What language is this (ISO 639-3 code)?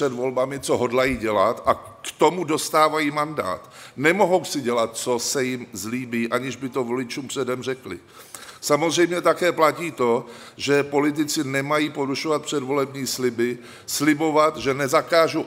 ces